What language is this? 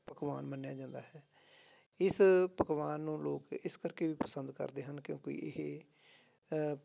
Punjabi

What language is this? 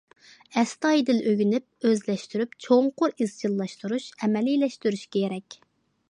Uyghur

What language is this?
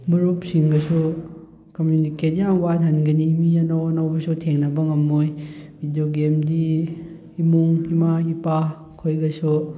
Manipuri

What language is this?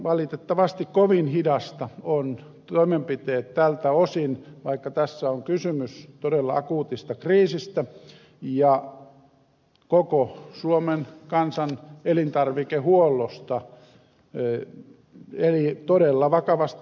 Finnish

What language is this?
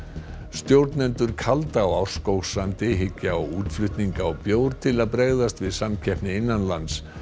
Icelandic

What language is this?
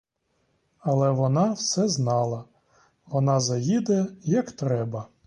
Ukrainian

